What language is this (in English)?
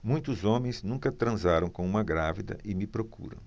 Portuguese